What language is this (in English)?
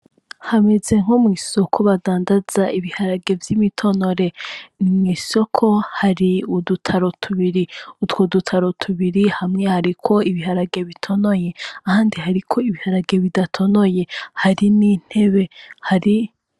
Rundi